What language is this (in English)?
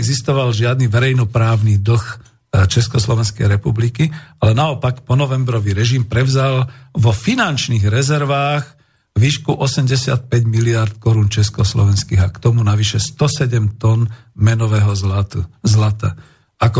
Slovak